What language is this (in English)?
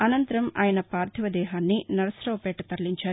Telugu